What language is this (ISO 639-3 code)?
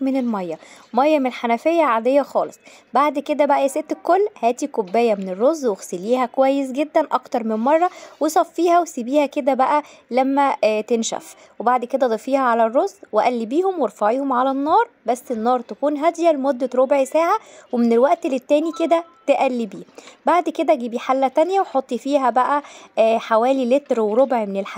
ara